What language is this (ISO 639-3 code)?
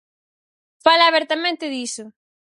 glg